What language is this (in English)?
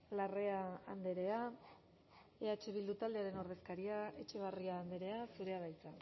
Basque